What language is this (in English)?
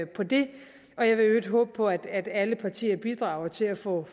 Danish